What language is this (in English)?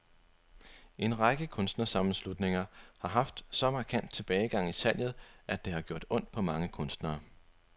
Danish